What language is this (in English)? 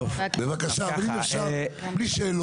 Hebrew